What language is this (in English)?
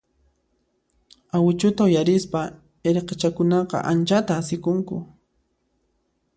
Puno Quechua